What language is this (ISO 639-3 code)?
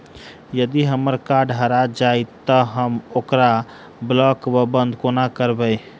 mai